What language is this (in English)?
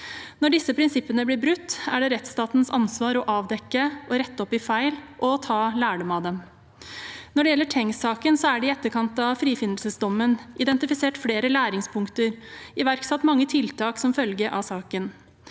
Norwegian